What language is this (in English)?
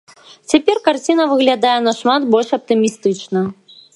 Belarusian